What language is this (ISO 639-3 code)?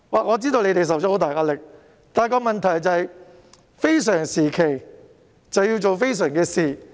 yue